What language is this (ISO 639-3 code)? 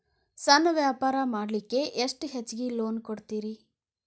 kan